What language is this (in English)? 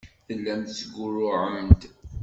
Kabyle